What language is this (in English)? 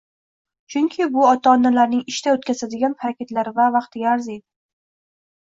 Uzbek